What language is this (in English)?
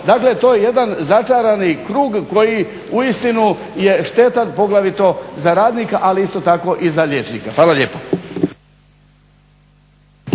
Croatian